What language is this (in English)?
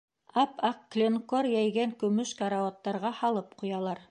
Bashkir